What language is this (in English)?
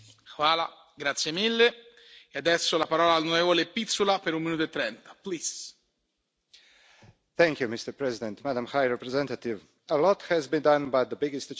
English